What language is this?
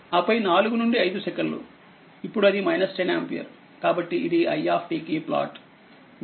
Telugu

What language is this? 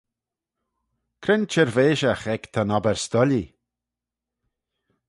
Manx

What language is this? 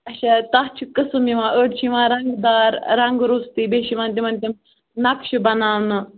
Kashmiri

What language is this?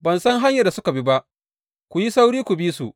Hausa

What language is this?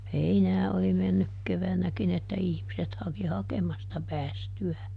Finnish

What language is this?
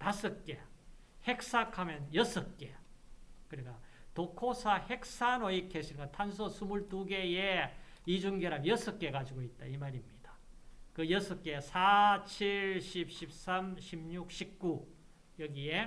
Korean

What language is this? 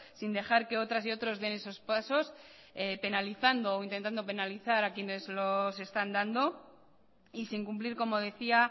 Spanish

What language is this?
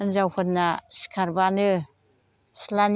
Bodo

